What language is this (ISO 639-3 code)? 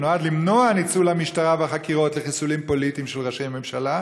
heb